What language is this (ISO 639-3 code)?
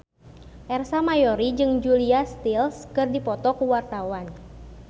sun